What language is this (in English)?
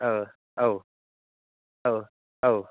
Bodo